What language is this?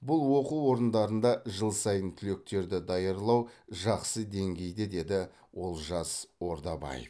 Kazakh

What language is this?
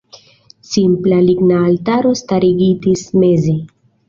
Esperanto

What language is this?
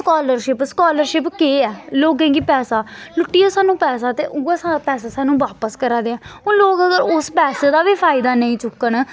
Dogri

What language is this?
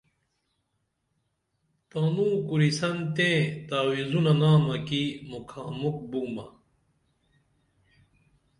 Dameli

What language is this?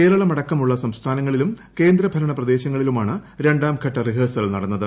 Malayalam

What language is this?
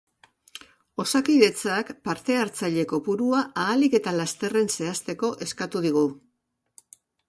Basque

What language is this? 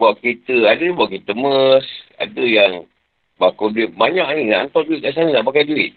Malay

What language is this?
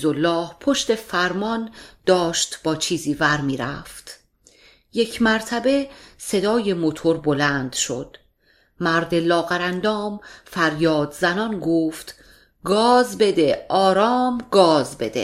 Persian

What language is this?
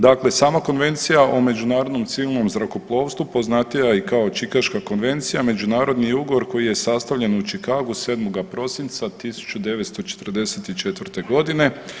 Croatian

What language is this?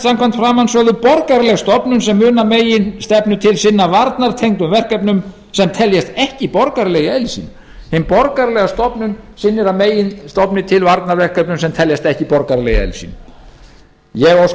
Icelandic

